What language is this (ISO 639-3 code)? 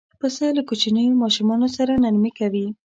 pus